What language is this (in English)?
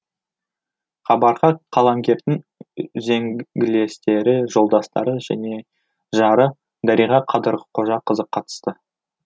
Kazakh